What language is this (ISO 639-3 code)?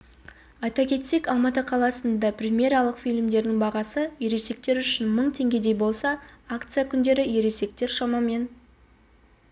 kaz